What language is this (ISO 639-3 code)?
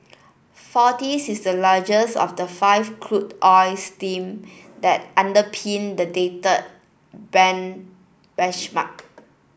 eng